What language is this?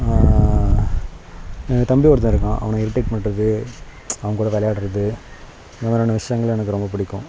Tamil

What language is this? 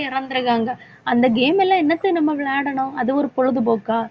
Tamil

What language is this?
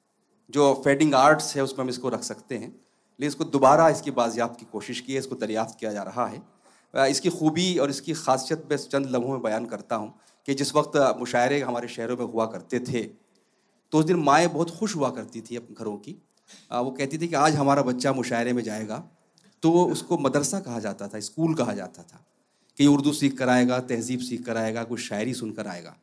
Hindi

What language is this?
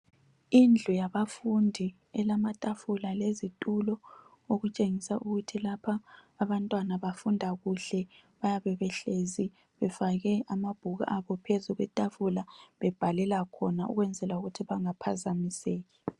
North Ndebele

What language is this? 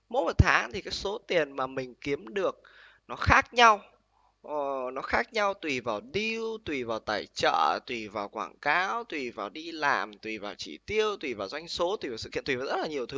Vietnamese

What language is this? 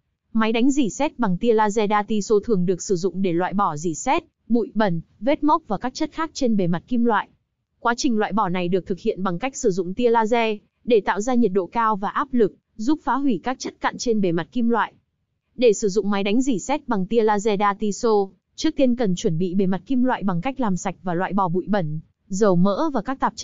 Vietnamese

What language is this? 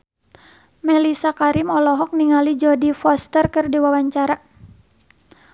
Sundanese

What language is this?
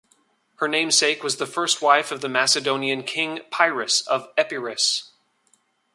English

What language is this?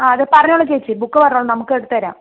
Malayalam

